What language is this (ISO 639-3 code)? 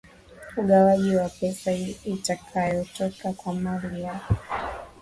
swa